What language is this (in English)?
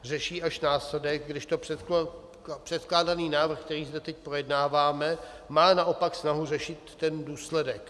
Czech